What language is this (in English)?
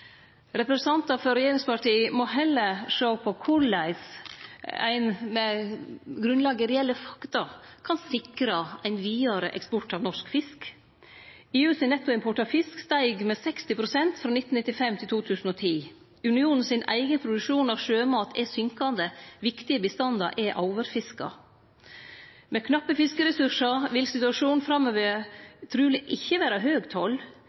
Norwegian Nynorsk